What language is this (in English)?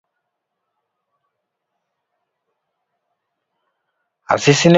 Luo (Kenya and Tanzania)